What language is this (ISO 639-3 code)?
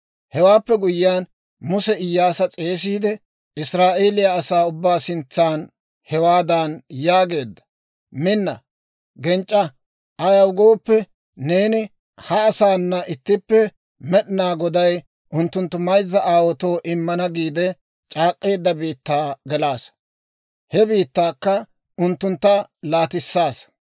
dwr